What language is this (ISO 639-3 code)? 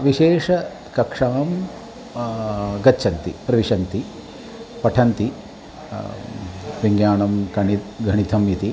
san